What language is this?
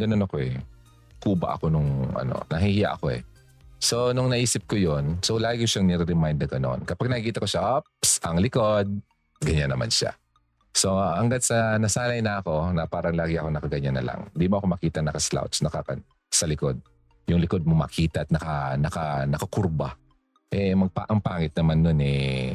Filipino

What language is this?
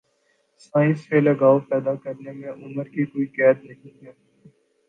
Urdu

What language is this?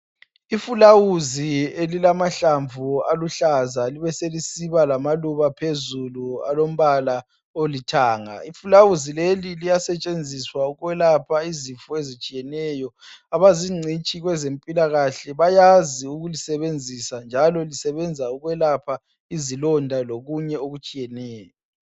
North Ndebele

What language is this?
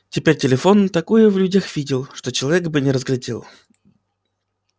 Russian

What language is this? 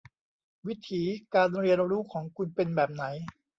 Thai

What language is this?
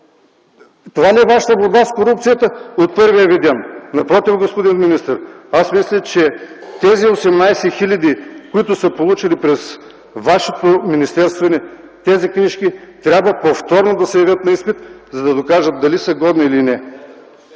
Bulgarian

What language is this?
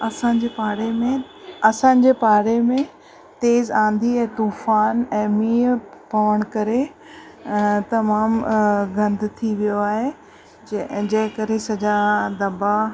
Sindhi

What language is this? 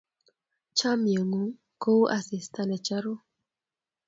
Kalenjin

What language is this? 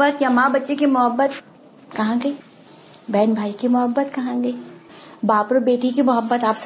Urdu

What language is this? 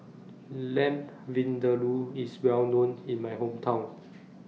English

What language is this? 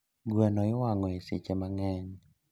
Luo (Kenya and Tanzania)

